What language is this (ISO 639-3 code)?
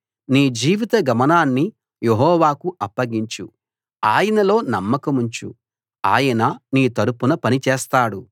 tel